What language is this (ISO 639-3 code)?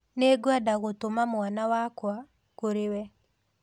kik